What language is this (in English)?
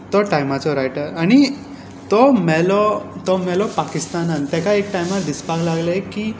Konkani